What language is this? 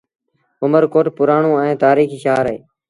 Sindhi Bhil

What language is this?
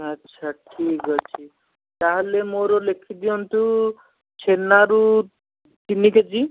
Odia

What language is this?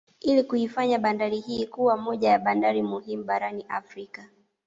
Swahili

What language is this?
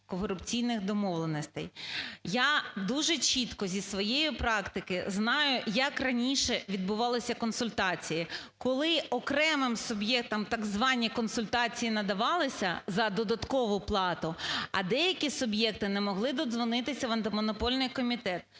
Ukrainian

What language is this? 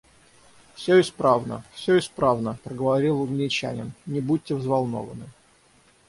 Russian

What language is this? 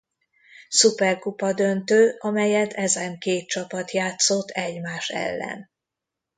Hungarian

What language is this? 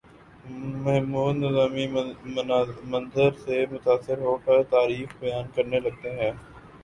Urdu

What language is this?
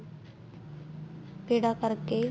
Punjabi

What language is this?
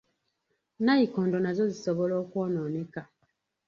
Ganda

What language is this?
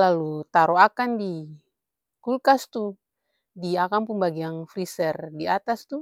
Ambonese Malay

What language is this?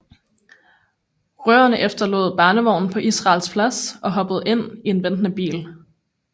Danish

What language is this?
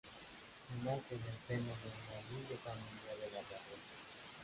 Spanish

